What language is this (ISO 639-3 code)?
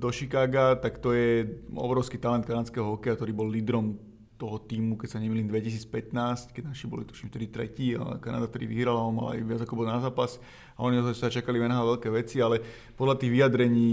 slk